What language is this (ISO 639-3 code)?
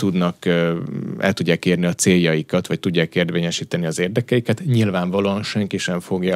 hun